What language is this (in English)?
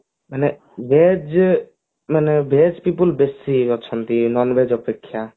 Odia